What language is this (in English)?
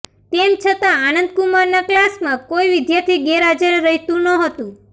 Gujarati